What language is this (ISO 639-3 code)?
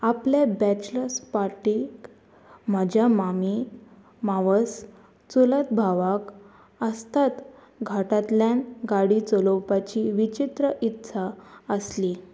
kok